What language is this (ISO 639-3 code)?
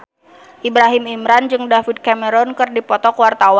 sun